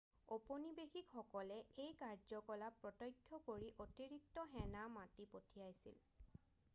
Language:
Assamese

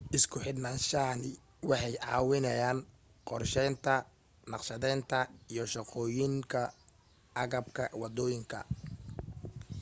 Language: Somali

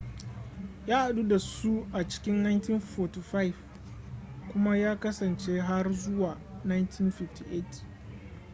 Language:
Hausa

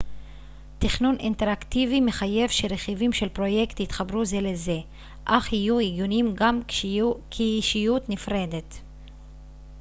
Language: Hebrew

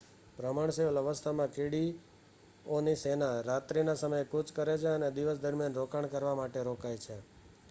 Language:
Gujarati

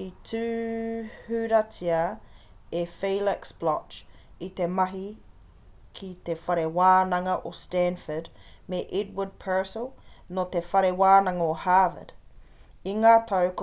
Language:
Māori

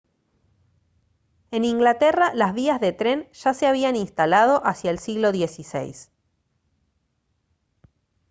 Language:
Spanish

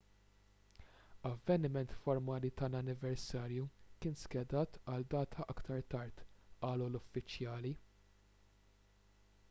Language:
Maltese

